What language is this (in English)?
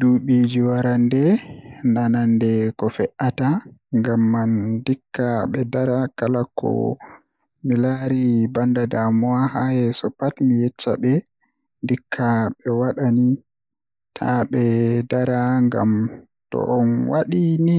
Western Niger Fulfulde